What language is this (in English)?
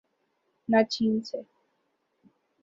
Urdu